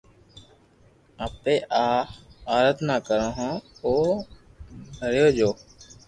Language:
Loarki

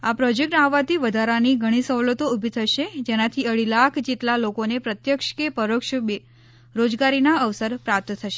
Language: Gujarati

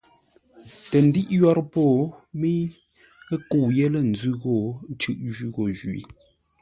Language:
Ngombale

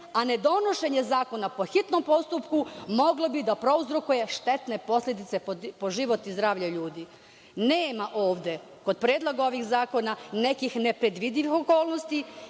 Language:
Serbian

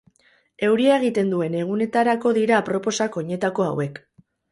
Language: Basque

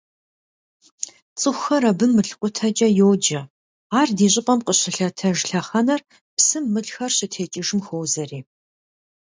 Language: Kabardian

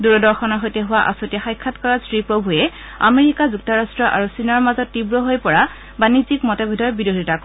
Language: Assamese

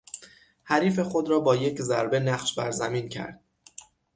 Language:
Persian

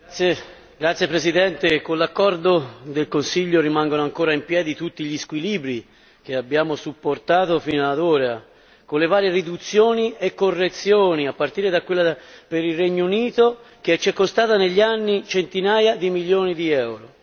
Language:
Italian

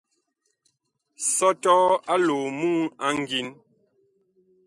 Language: Bakoko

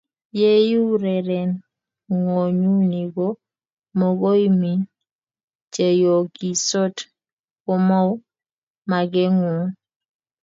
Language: Kalenjin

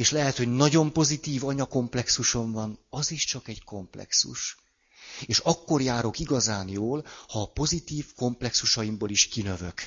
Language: Hungarian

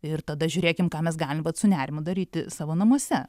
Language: Lithuanian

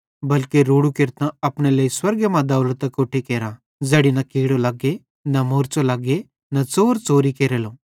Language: Bhadrawahi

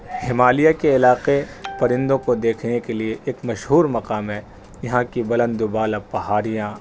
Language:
Urdu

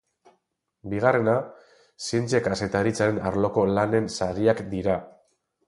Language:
Basque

